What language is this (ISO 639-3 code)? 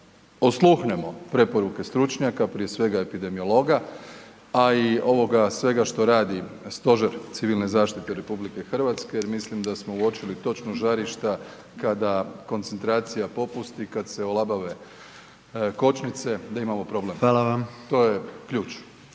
hrv